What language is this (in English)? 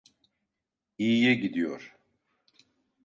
Turkish